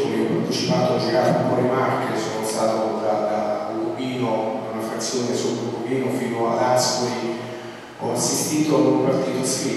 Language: Italian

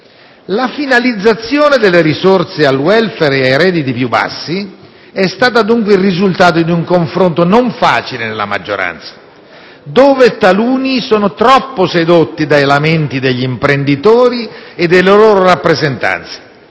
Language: Italian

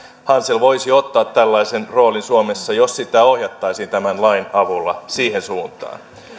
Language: Finnish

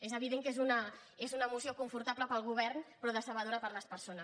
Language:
Catalan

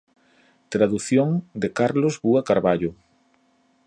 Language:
Galician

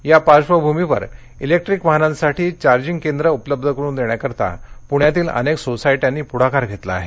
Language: Marathi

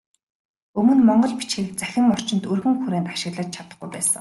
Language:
Mongolian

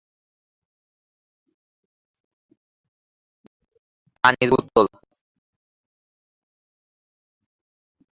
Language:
Bangla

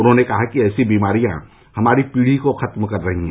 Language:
Hindi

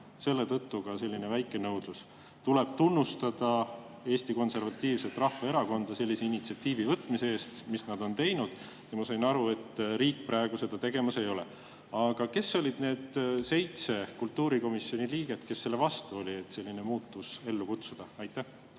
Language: Estonian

